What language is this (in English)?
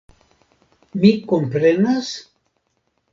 Esperanto